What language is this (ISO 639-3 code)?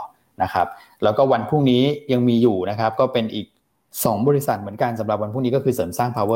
tha